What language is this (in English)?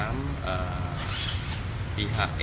Indonesian